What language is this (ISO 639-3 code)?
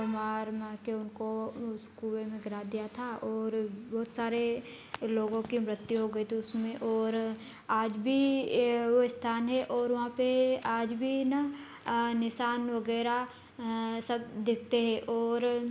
hin